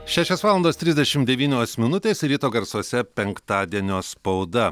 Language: Lithuanian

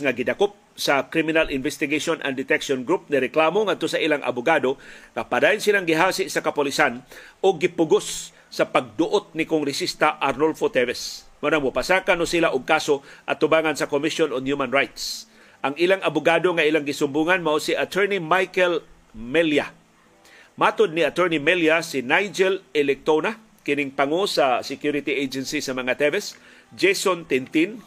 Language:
Filipino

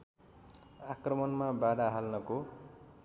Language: Nepali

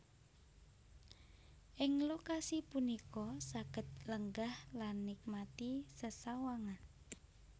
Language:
Javanese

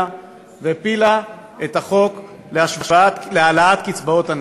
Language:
Hebrew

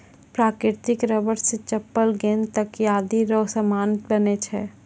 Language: Maithili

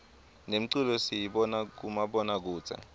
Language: Swati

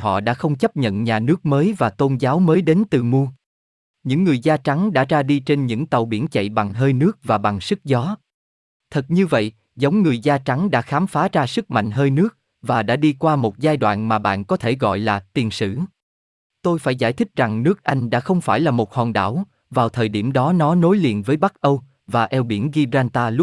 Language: Vietnamese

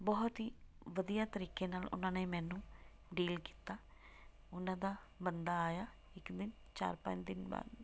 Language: Punjabi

